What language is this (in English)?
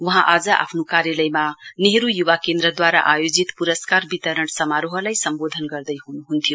Nepali